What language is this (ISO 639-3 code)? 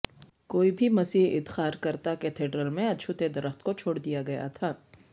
urd